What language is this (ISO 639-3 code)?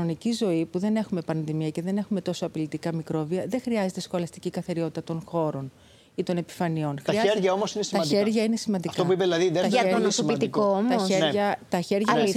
ell